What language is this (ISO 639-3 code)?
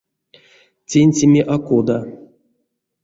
myv